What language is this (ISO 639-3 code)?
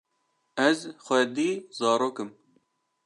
kur